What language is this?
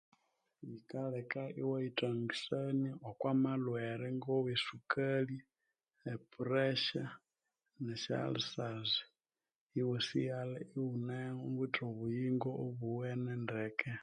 Konzo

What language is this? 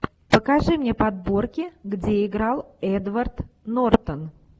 Russian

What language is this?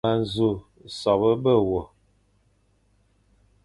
Fang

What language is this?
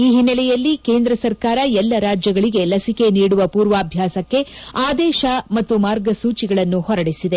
Kannada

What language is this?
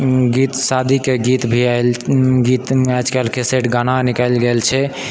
Maithili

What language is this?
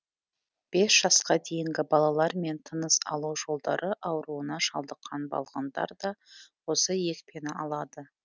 Kazakh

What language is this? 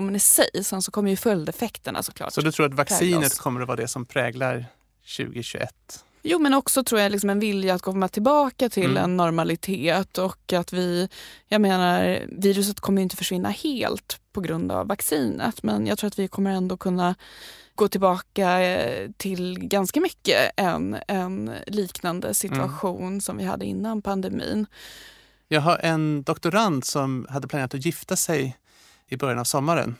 Swedish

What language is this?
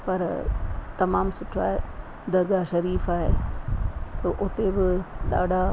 Sindhi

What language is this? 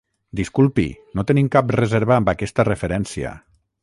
Catalan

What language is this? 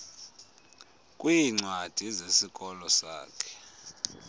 Xhosa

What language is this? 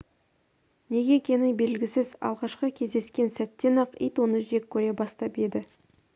Kazakh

